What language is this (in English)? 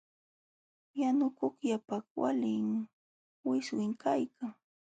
Jauja Wanca Quechua